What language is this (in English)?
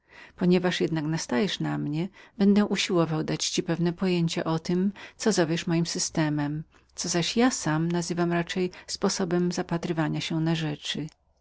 Polish